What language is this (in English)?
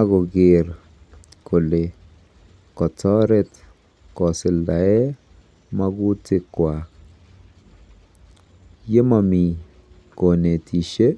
Kalenjin